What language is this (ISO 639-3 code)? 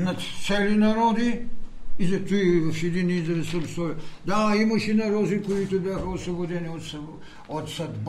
bul